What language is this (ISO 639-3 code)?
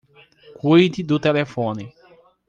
por